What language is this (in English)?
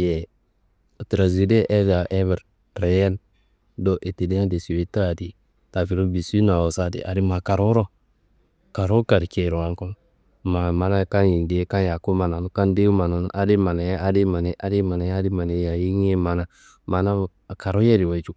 Kanembu